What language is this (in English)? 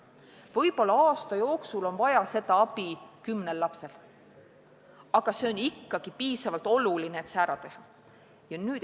Estonian